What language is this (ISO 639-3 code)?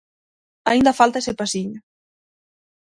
glg